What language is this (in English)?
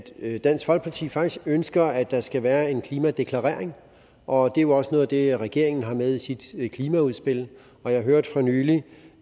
Danish